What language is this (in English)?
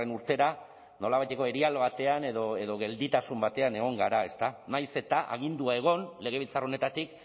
Basque